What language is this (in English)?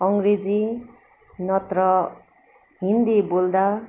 Nepali